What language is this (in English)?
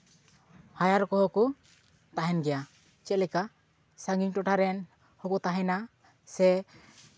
Santali